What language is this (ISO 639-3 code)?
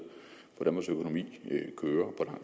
dan